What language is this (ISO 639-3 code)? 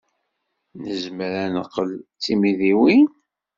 kab